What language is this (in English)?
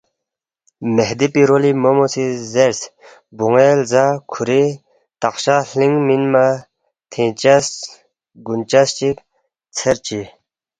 Balti